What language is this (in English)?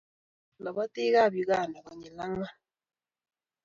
Kalenjin